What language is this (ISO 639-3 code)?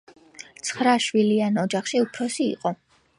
kat